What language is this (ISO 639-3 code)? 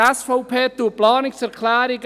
gsw